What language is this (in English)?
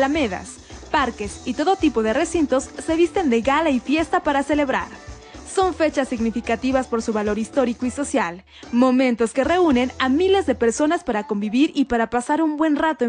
Spanish